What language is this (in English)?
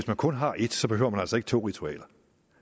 Danish